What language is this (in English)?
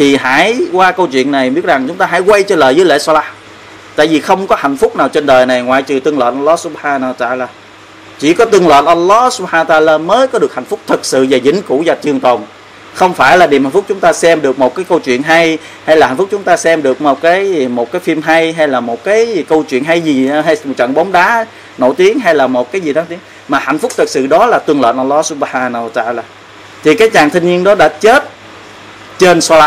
Vietnamese